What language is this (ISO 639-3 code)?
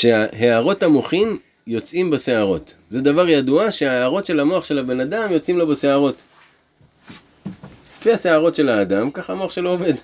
heb